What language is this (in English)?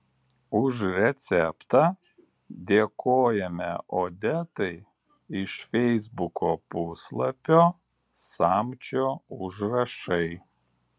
Lithuanian